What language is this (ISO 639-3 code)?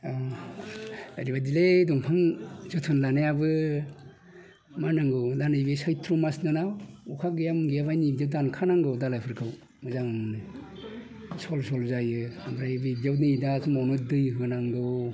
brx